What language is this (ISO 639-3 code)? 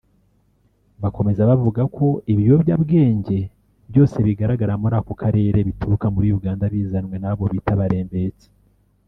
kin